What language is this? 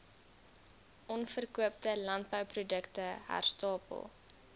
Afrikaans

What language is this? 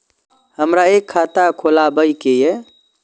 Maithili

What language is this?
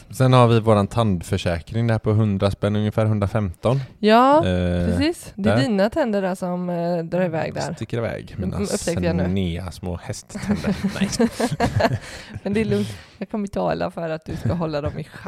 Swedish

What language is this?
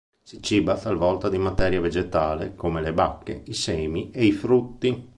Italian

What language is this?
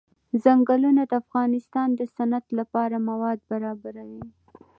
Pashto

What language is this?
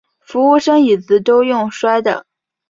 Chinese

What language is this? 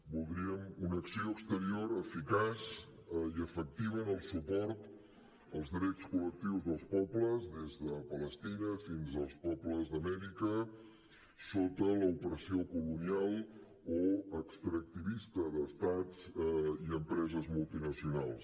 Catalan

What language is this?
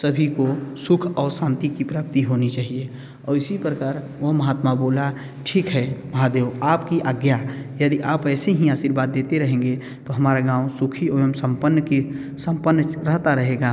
Hindi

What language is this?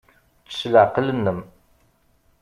Kabyle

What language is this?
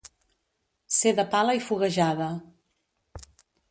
Catalan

